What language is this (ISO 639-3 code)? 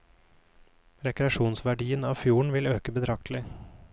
nor